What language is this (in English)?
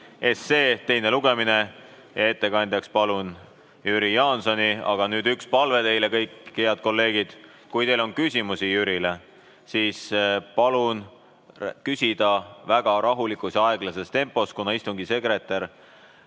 Estonian